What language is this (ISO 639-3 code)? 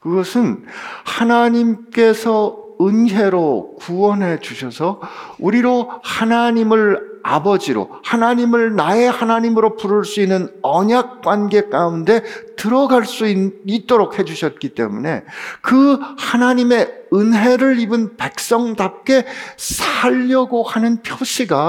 kor